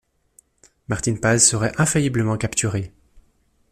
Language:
French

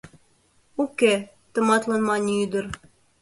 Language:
Mari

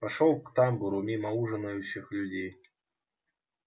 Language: Russian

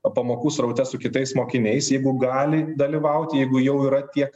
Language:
Lithuanian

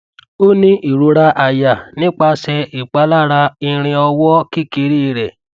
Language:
Yoruba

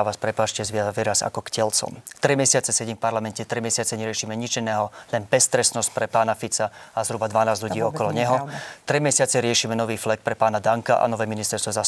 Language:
Slovak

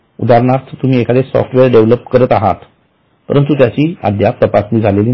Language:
Marathi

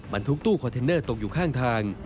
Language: Thai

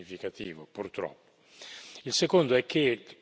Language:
Italian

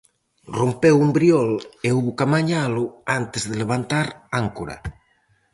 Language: Galician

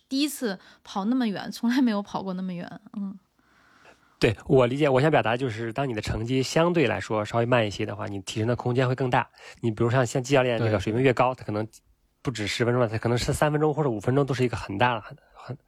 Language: Chinese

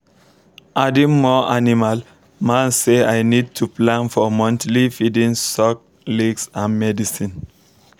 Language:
Nigerian Pidgin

